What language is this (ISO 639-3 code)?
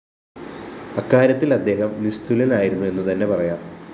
mal